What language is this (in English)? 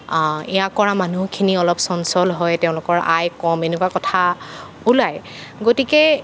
Assamese